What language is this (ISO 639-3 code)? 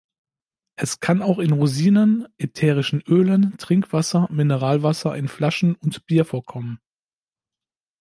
deu